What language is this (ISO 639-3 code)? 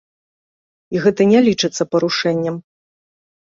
bel